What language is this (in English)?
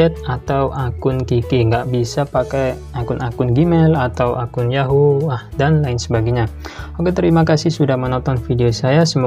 Indonesian